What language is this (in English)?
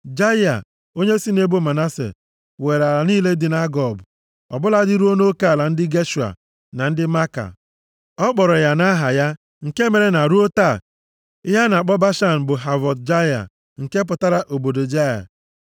Igbo